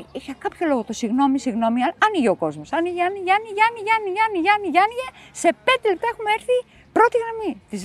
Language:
Greek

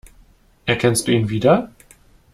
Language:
German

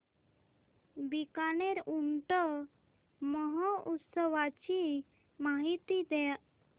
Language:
Marathi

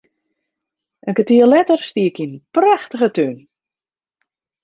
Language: Western Frisian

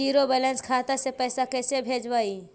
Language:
Magahi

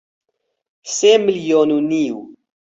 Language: Central Kurdish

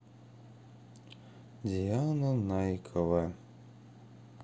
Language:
Russian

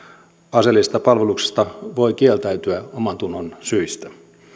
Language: Finnish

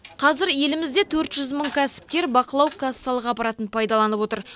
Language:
Kazakh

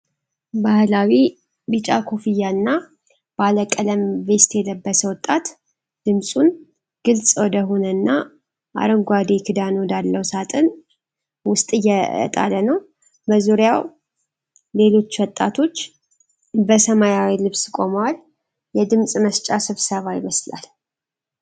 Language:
Amharic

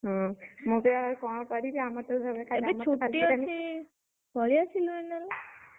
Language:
Odia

